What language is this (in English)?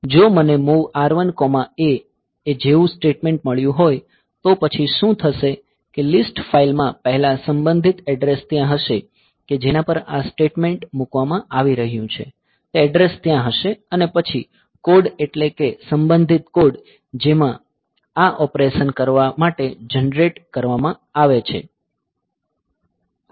Gujarati